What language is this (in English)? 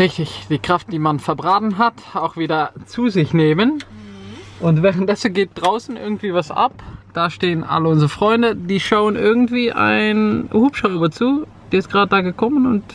German